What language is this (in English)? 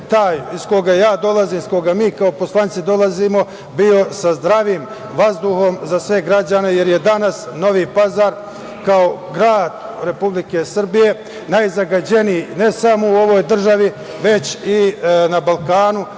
Serbian